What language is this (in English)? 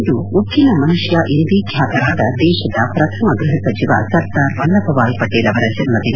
Kannada